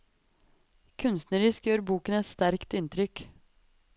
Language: Norwegian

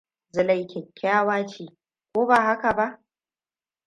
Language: Hausa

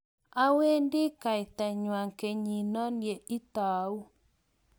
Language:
Kalenjin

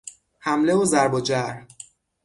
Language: Persian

